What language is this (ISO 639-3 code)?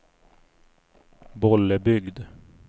swe